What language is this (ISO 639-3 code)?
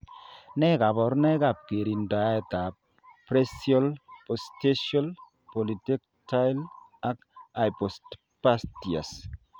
kln